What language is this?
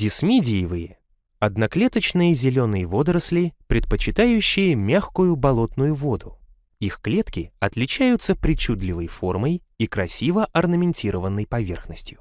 Russian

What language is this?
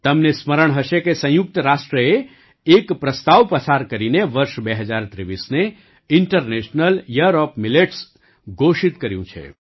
Gujarati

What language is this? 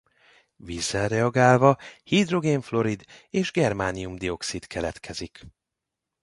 Hungarian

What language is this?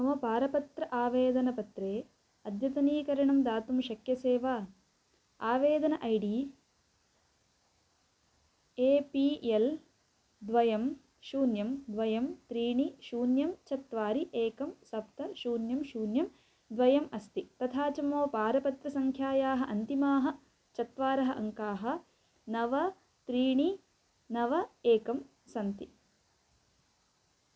Sanskrit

